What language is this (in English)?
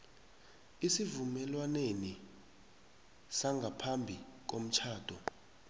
South Ndebele